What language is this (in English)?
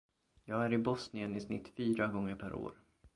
Swedish